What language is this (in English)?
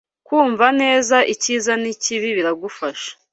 Kinyarwanda